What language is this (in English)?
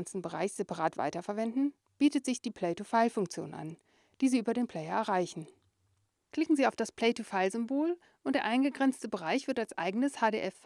German